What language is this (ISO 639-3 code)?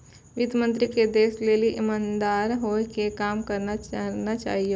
mai